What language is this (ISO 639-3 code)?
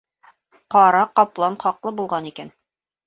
bak